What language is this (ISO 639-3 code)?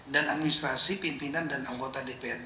ind